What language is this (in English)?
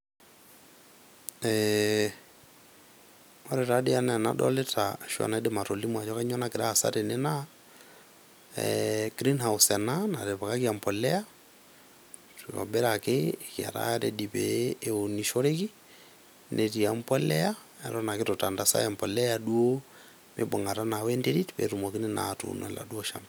Masai